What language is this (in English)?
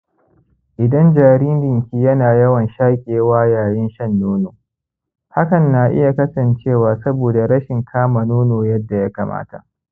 Hausa